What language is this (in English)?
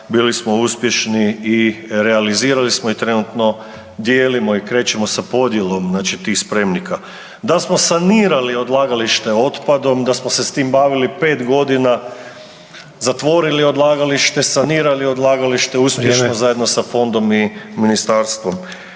Croatian